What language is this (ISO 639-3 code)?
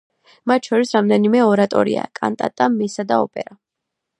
kat